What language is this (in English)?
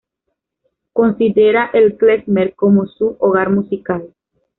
Spanish